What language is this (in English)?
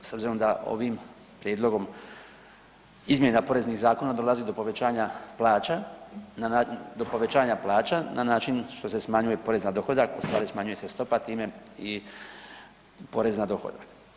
Croatian